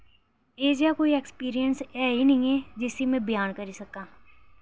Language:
Dogri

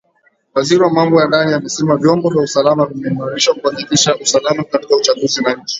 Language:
Swahili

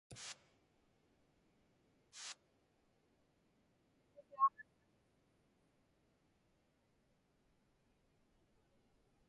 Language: Inupiaq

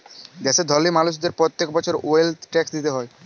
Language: Bangla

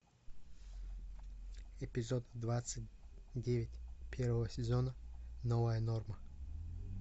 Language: Russian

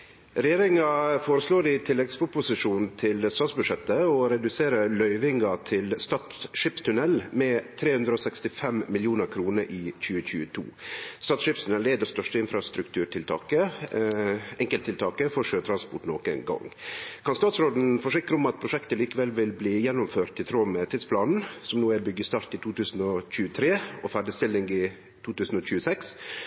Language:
Norwegian Nynorsk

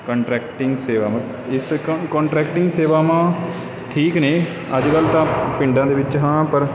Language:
Punjabi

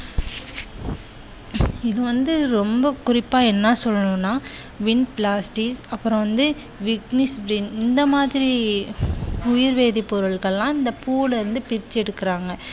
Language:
Tamil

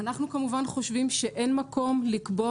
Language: Hebrew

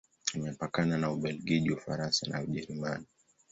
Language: Swahili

